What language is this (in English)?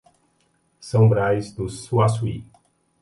Portuguese